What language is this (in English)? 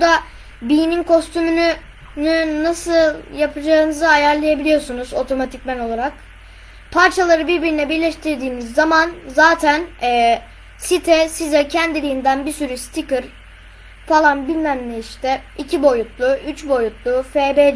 Turkish